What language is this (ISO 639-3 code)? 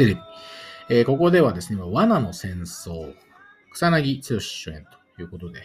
jpn